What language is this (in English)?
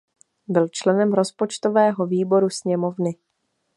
Czech